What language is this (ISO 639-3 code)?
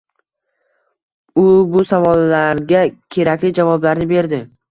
uzb